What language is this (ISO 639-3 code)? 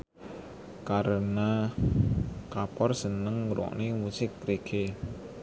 jav